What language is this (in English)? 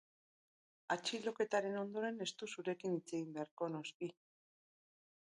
Basque